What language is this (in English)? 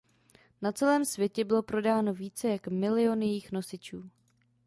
Czech